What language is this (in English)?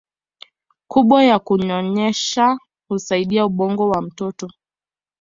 Swahili